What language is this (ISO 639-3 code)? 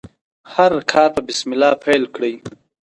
pus